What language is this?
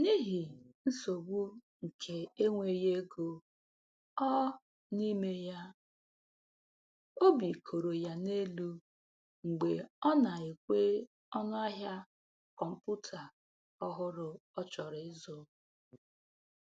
Igbo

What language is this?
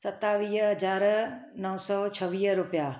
Sindhi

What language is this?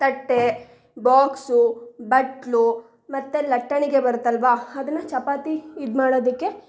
Kannada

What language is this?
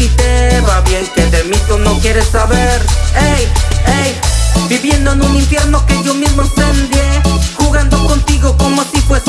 Spanish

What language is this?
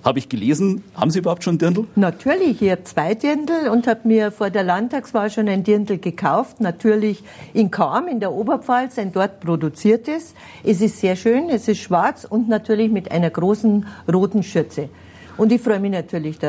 German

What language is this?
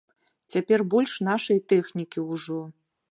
Belarusian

